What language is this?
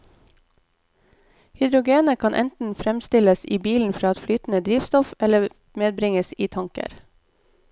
Norwegian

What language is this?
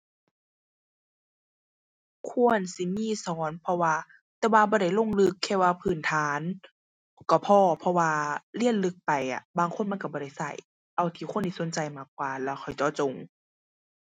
Thai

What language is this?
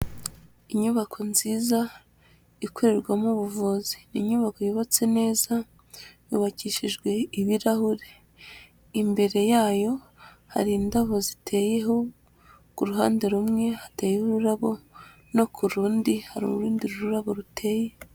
Kinyarwanda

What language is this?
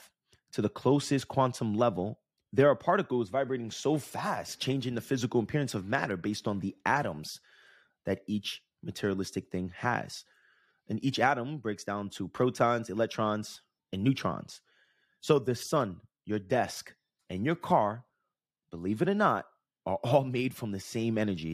English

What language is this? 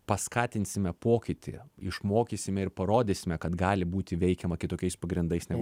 Lithuanian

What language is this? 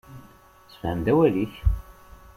Kabyle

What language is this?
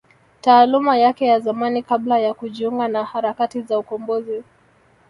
Swahili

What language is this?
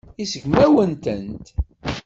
Kabyle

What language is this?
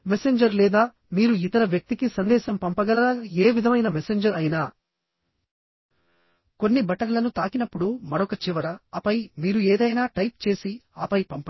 Telugu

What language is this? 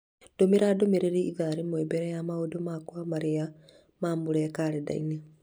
Kikuyu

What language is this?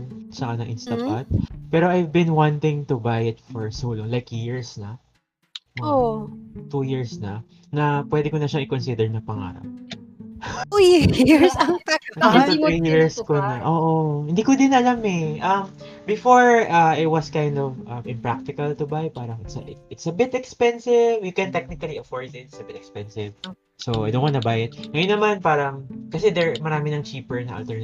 Filipino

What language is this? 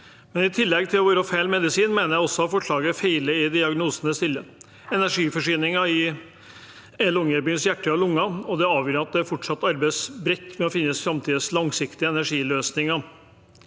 Norwegian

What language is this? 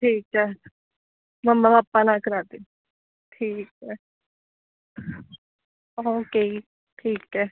Punjabi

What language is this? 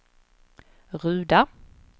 Swedish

